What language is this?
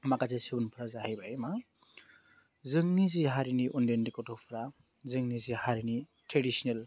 Bodo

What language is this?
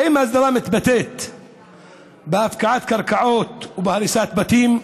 Hebrew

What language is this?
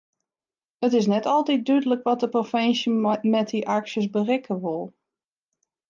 Western Frisian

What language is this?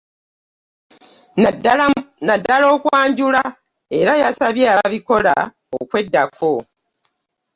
Ganda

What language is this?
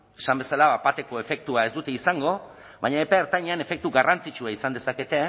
Basque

